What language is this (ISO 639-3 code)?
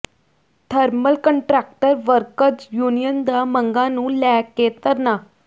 pan